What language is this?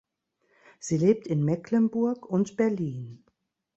German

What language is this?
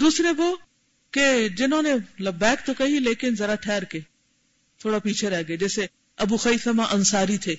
Urdu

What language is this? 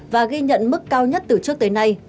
Vietnamese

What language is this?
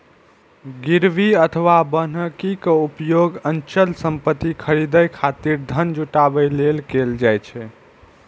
Maithili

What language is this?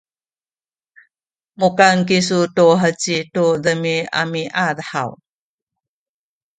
Sakizaya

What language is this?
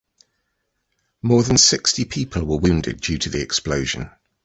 English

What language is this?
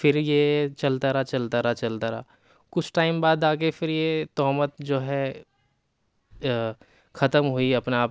Urdu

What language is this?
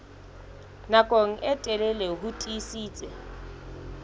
Southern Sotho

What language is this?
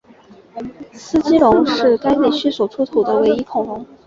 Chinese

